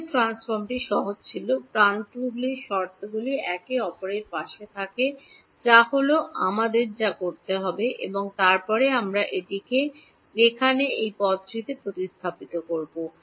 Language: Bangla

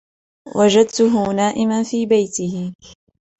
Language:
Arabic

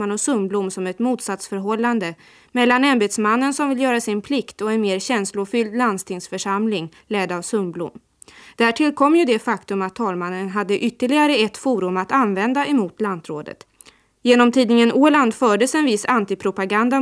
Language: Swedish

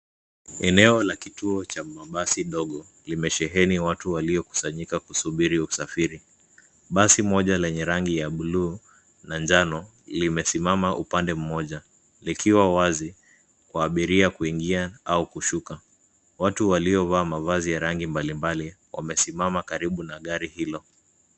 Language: Swahili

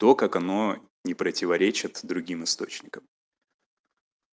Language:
Russian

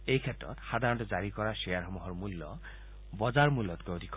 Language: Assamese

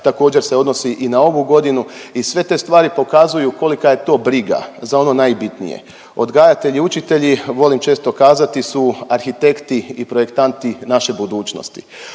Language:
Croatian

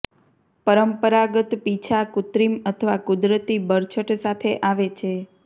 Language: Gujarati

